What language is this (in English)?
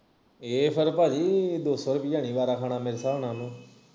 Punjabi